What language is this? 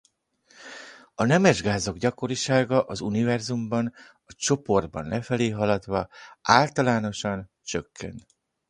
Hungarian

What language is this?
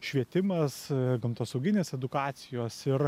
Lithuanian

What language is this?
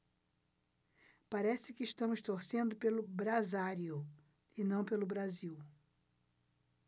Portuguese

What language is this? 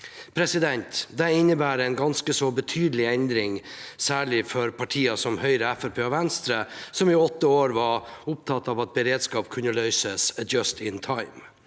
Norwegian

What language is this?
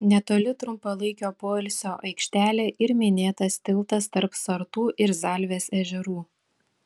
Lithuanian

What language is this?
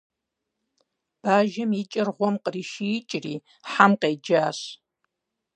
Kabardian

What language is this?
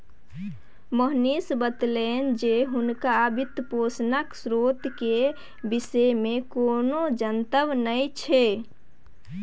Maithili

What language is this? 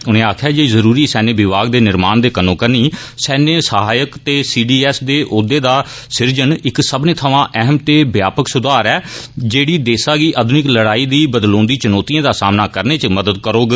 Dogri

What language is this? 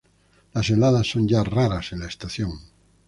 Spanish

